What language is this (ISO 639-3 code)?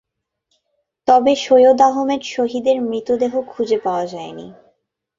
ben